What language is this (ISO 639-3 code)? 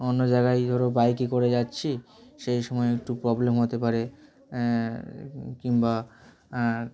ben